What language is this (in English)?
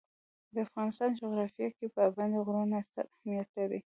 Pashto